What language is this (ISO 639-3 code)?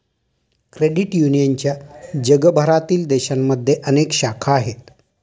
mar